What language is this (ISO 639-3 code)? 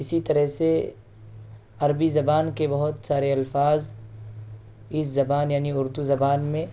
urd